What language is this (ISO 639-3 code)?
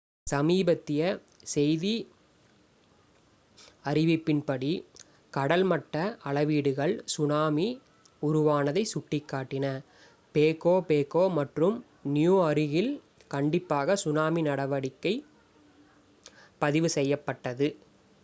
tam